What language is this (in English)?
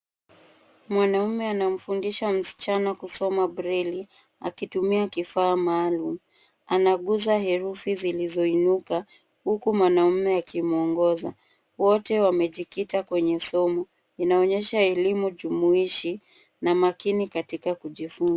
Swahili